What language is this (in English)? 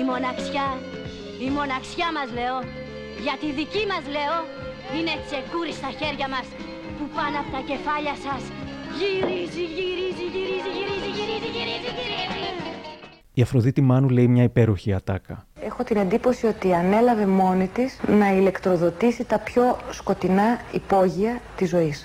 Greek